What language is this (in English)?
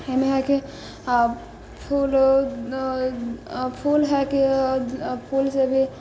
Maithili